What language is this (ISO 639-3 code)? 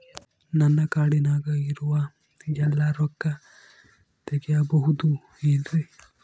kan